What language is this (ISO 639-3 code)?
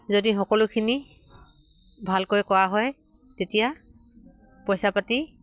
asm